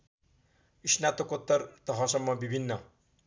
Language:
Nepali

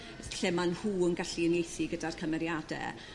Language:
Welsh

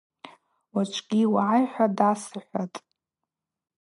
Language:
Abaza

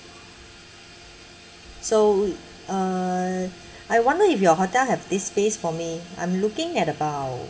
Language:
English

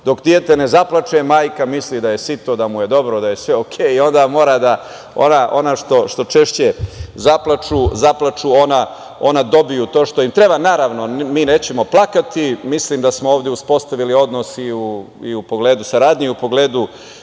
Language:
Serbian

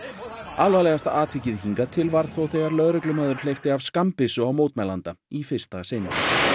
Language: Icelandic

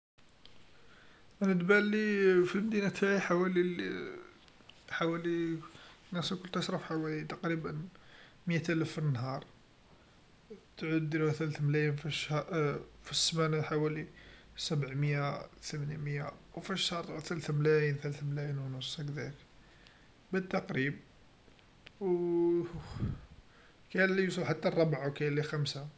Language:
Algerian Arabic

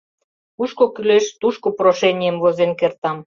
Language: Mari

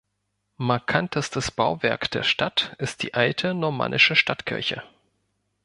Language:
German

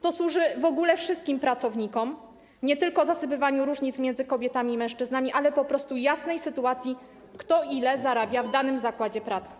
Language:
Polish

